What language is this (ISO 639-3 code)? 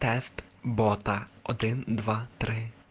rus